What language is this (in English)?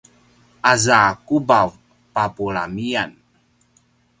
Paiwan